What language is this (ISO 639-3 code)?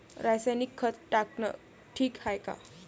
mar